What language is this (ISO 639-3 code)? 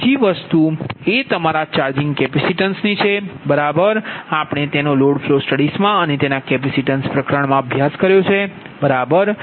guj